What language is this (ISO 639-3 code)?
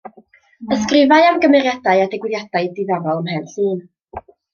cym